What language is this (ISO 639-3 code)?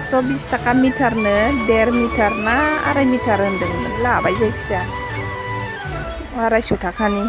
vie